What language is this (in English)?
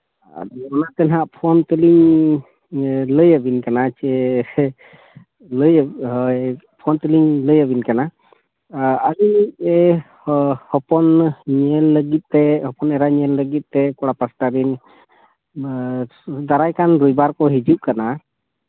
Santali